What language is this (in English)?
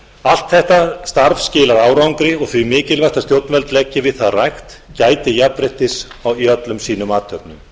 Icelandic